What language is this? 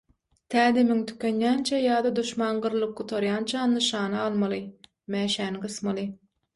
Turkmen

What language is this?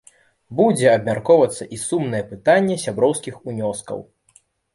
Belarusian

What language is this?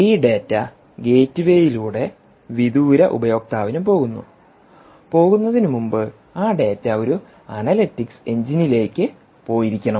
Malayalam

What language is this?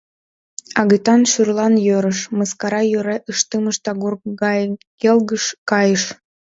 Mari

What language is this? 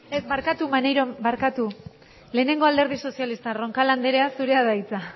Basque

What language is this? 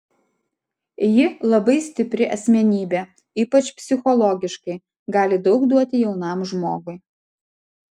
Lithuanian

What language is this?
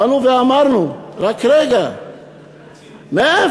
Hebrew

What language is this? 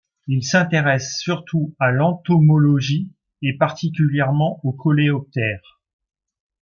French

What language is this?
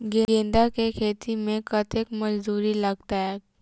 Maithili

